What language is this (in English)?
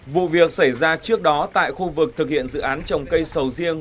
Vietnamese